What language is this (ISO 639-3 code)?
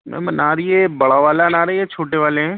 urd